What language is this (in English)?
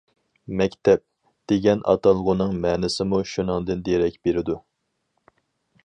Uyghur